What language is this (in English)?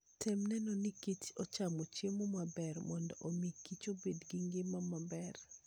Luo (Kenya and Tanzania)